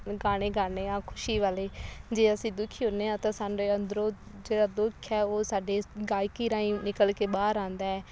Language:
Punjabi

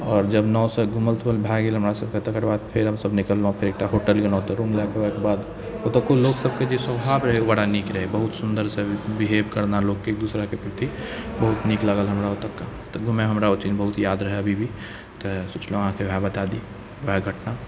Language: Maithili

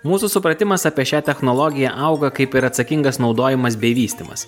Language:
Lithuanian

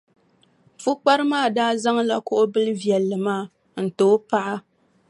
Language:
Dagbani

